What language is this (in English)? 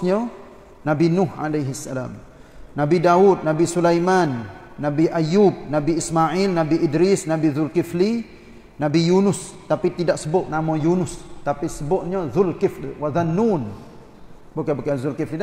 Malay